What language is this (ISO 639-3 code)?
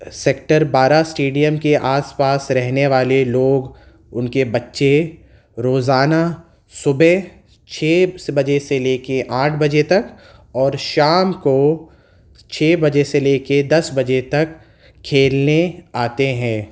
urd